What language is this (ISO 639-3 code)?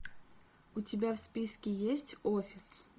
rus